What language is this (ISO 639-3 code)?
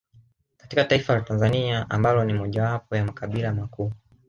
swa